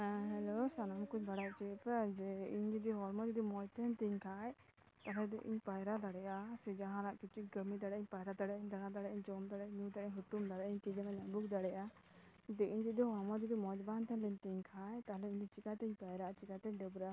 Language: Santali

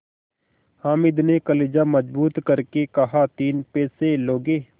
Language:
Hindi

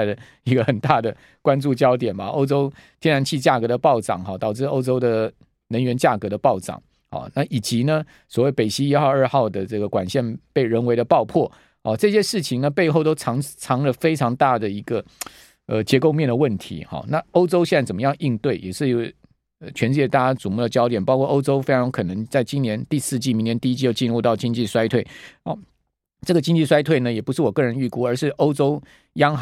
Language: Chinese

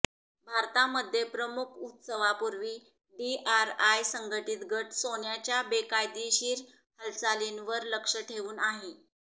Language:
Marathi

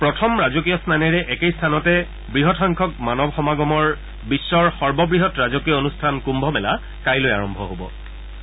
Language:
Assamese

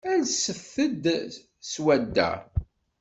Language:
Kabyle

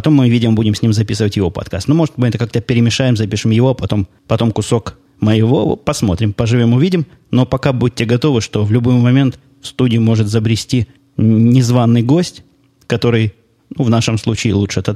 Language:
Russian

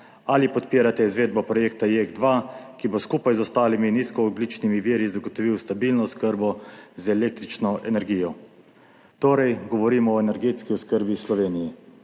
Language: Slovenian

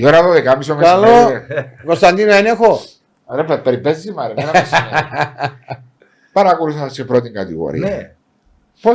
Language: Greek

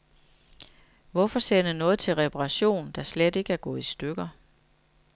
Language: Danish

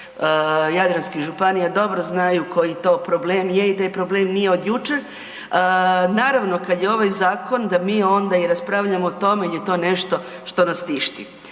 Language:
Croatian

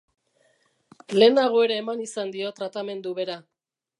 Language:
Basque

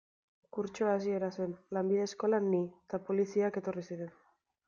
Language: Basque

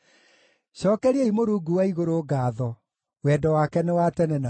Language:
Kikuyu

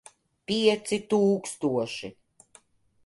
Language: Latvian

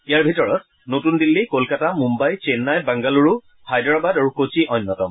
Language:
Assamese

